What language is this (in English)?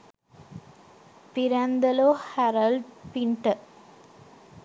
Sinhala